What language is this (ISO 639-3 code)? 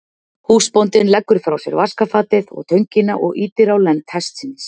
isl